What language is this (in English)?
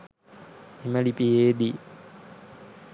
Sinhala